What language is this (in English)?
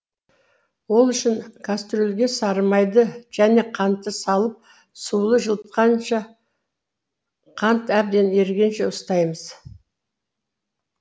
Kazakh